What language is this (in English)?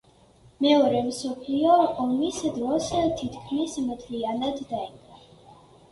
Georgian